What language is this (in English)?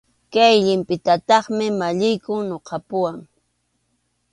Arequipa-La Unión Quechua